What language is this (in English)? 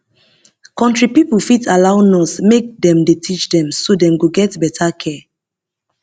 Nigerian Pidgin